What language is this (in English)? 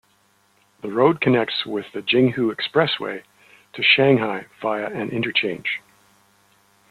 English